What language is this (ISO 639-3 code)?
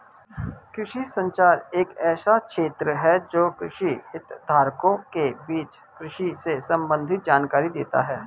hin